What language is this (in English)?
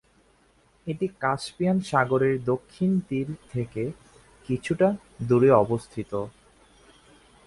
Bangla